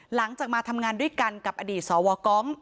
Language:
Thai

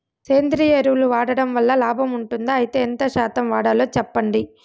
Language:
Telugu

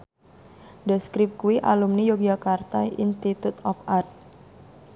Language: Javanese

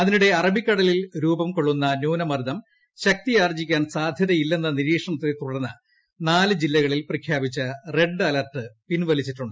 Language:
Malayalam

